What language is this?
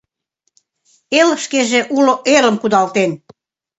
Mari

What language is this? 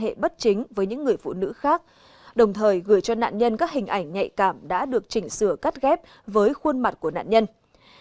Vietnamese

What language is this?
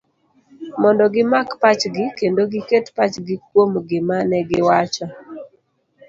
Luo (Kenya and Tanzania)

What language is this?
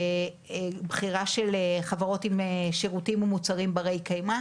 Hebrew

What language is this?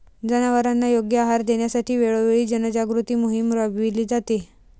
Marathi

